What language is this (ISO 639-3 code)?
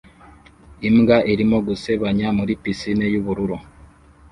kin